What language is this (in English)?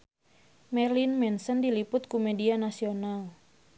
Sundanese